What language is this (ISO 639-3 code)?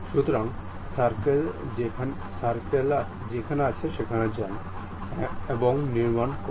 ben